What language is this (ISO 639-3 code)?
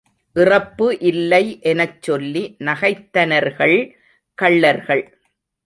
tam